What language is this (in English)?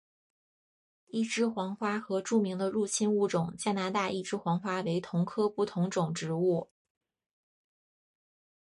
Chinese